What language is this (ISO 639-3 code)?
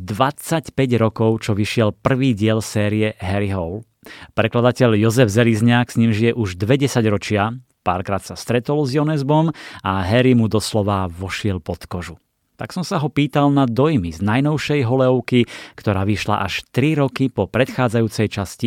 slk